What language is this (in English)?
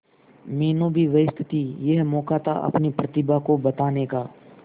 Hindi